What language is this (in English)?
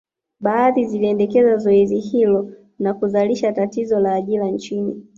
Swahili